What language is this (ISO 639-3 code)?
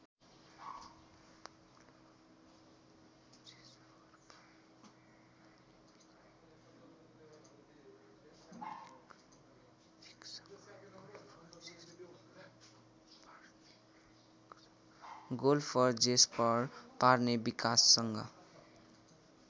nep